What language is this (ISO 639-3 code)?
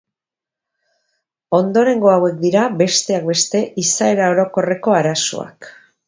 eus